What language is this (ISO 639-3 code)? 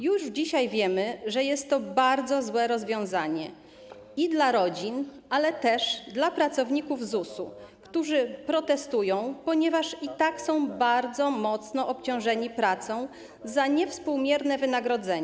pol